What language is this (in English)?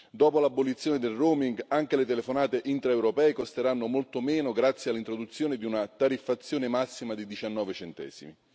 Italian